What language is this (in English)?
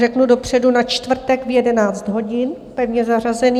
Czech